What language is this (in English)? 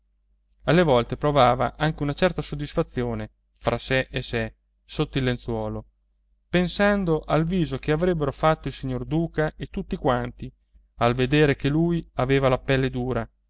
Italian